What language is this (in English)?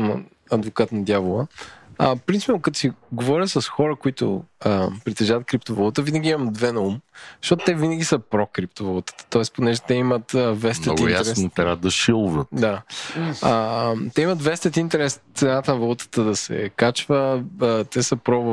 Bulgarian